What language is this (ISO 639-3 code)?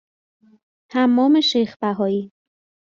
fas